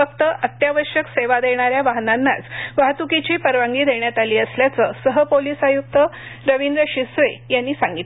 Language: Marathi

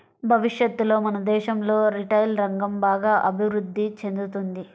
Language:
Telugu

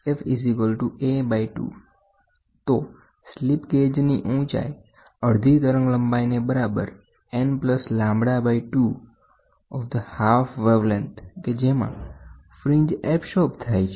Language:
Gujarati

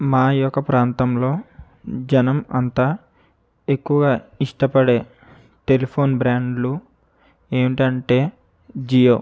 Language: Telugu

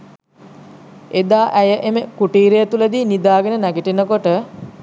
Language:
Sinhala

